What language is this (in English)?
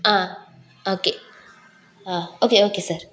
Tamil